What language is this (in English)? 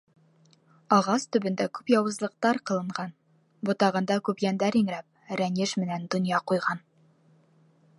Bashkir